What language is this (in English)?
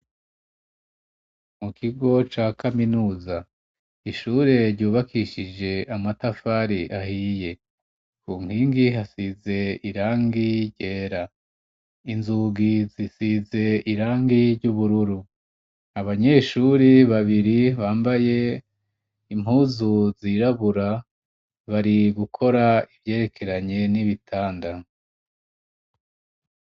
Rundi